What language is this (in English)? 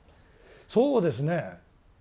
Japanese